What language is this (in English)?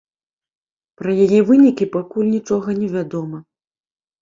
Belarusian